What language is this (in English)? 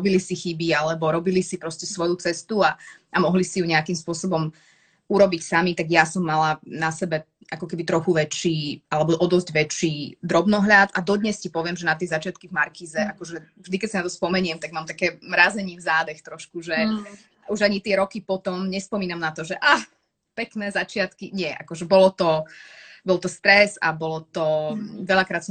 Slovak